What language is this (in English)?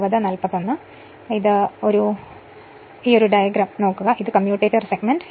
Malayalam